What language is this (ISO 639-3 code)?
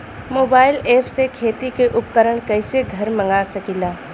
bho